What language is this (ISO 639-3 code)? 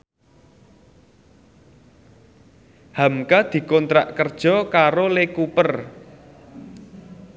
jav